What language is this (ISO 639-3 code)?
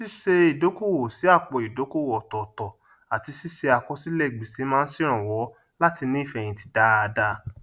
yor